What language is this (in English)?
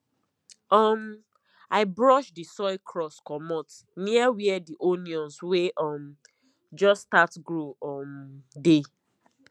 Nigerian Pidgin